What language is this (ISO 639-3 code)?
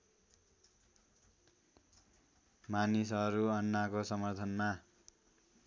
nep